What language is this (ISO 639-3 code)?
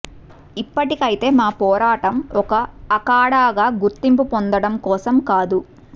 tel